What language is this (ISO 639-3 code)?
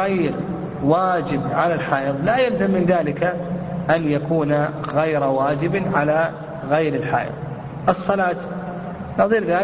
ara